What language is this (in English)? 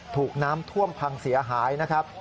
Thai